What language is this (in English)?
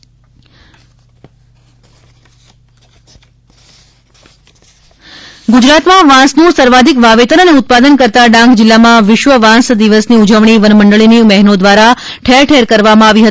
Gujarati